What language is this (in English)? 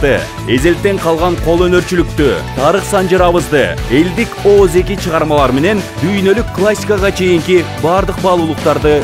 Turkish